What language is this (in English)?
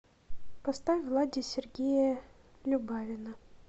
Russian